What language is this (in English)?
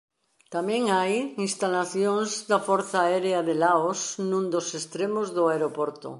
Galician